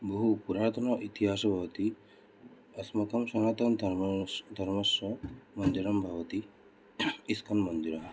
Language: Sanskrit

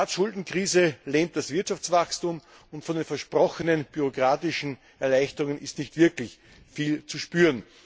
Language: German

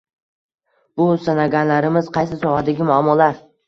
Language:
Uzbek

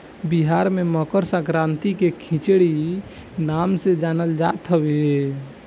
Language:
Bhojpuri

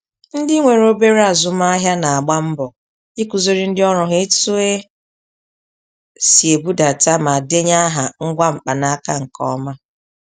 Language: Igbo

